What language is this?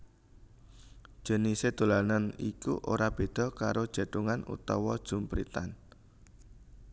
Javanese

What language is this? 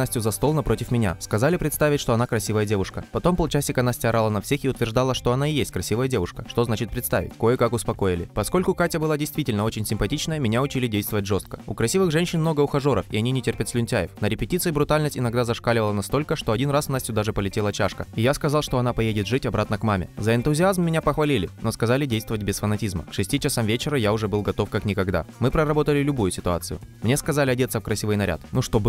Russian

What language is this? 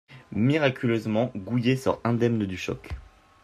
French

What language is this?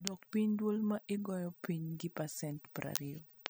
Luo (Kenya and Tanzania)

